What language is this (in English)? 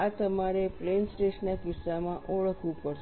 Gujarati